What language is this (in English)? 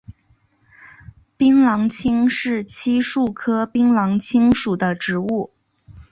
Chinese